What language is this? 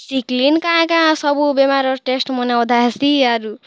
Odia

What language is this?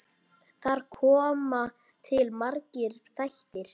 Icelandic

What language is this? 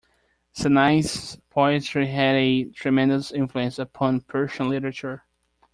English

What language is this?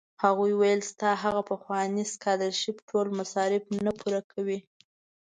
Pashto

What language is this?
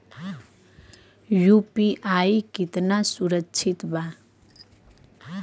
Bhojpuri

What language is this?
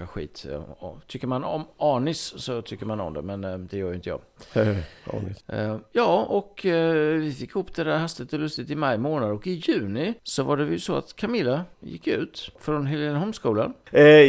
Swedish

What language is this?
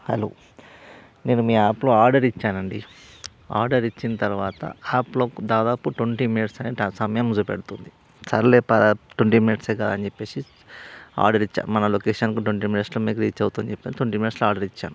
Telugu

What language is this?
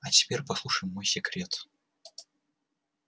Russian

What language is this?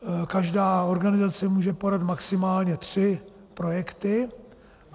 Czech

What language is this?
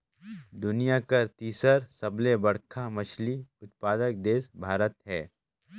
Chhattisgarhi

